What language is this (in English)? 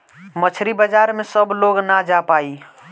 Bhojpuri